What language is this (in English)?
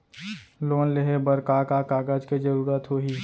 Chhattisgarhi